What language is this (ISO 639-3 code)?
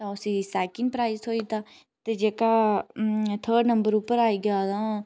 doi